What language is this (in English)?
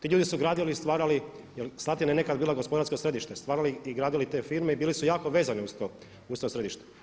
Croatian